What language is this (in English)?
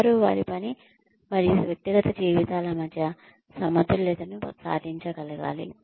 Telugu